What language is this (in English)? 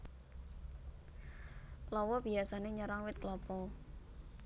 Javanese